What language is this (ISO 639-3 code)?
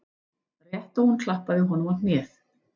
isl